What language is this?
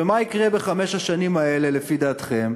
Hebrew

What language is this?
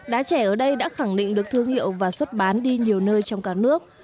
Vietnamese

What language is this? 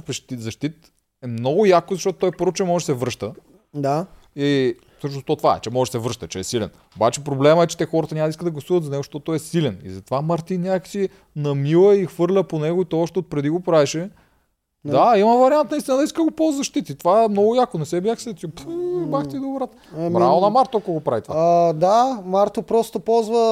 Bulgarian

